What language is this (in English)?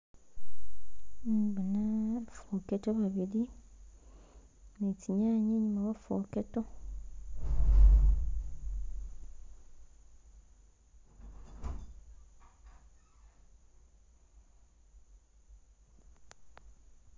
Masaaba